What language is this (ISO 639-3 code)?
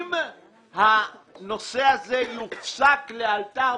heb